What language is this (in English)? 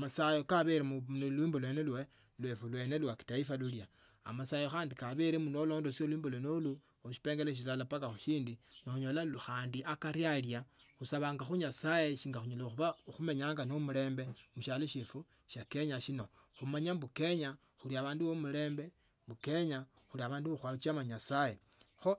Tsotso